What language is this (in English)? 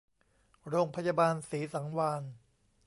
Thai